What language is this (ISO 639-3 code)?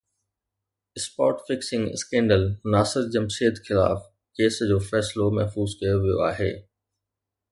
snd